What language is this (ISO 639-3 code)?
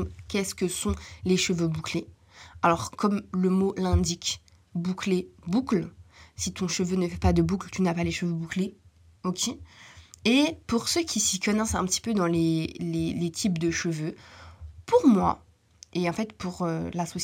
fra